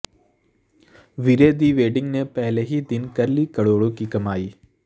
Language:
Urdu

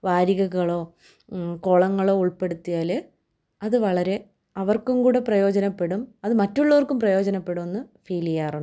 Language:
Malayalam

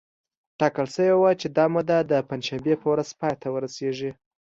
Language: Pashto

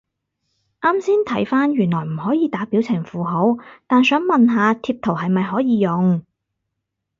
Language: Cantonese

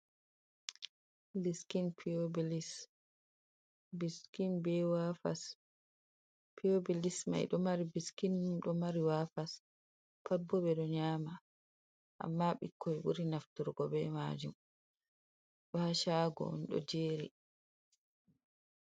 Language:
Fula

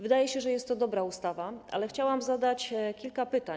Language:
Polish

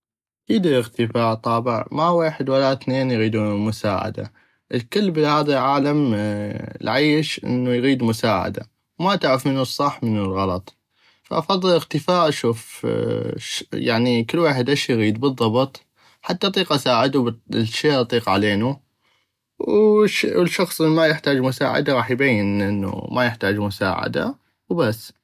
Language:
North Mesopotamian Arabic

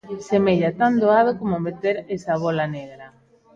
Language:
Galician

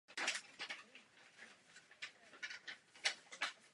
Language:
Czech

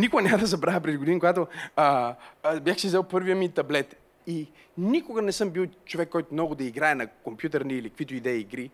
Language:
Bulgarian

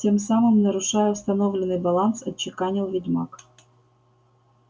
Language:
Russian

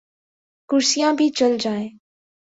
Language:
Urdu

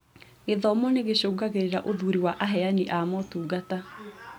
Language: Kikuyu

